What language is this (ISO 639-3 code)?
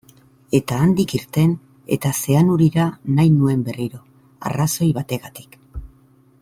eus